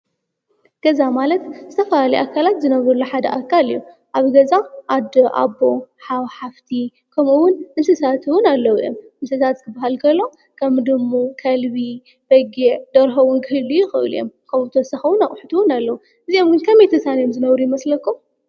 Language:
Tigrinya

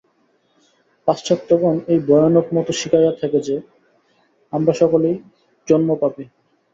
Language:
Bangla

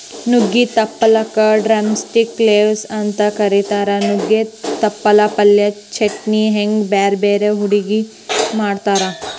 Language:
Kannada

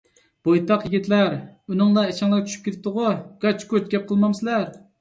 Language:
Uyghur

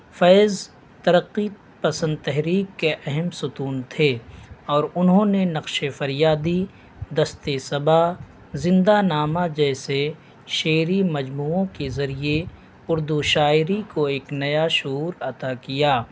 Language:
Urdu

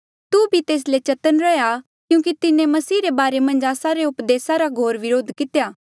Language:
Mandeali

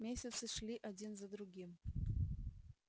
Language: Russian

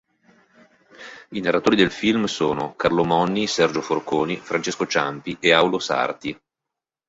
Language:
Italian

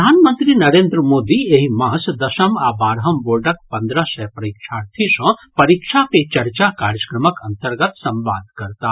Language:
Maithili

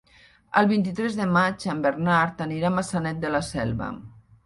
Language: Catalan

